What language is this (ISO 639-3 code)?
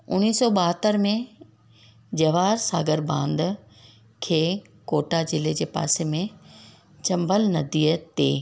snd